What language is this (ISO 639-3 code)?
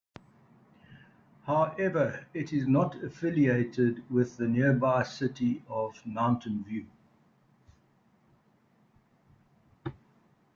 eng